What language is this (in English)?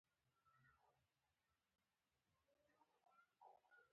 Pashto